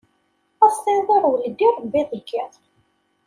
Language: Kabyle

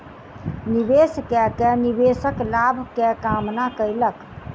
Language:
Maithili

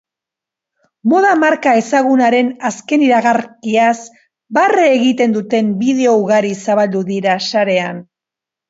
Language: Basque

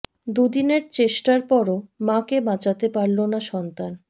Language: Bangla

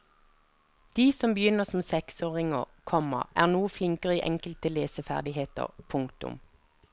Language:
Norwegian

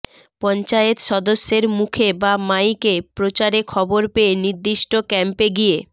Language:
Bangla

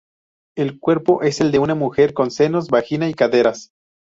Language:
Spanish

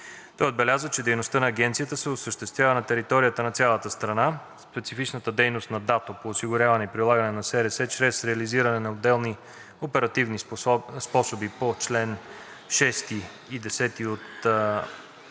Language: Bulgarian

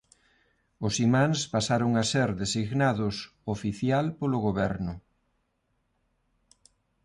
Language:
Galician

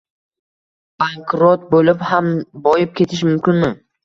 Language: Uzbek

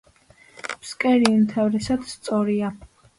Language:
Georgian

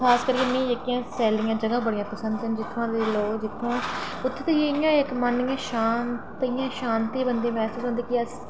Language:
Dogri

